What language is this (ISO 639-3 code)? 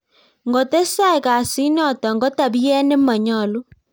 kln